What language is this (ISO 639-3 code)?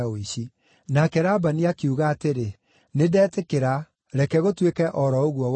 kik